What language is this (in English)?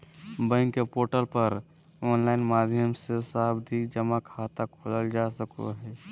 Magahi